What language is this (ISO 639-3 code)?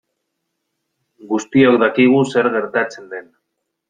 eus